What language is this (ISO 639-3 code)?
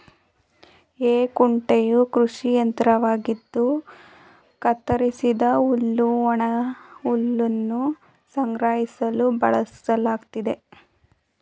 kan